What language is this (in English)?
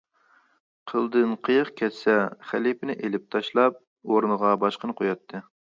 Uyghur